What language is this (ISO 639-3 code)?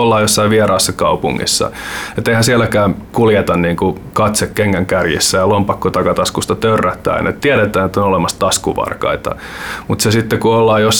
fin